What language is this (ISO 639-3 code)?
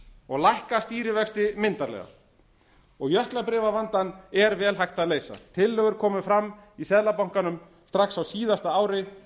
isl